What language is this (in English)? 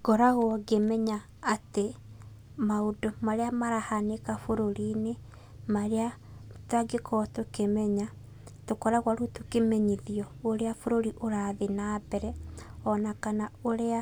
Kikuyu